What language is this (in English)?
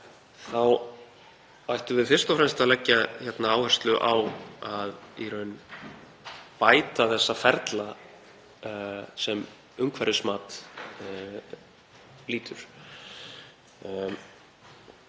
Icelandic